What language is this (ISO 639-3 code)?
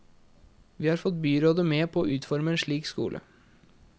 nor